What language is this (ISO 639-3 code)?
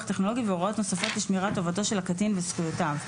heb